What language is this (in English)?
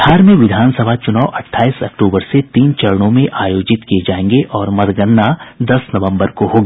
Hindi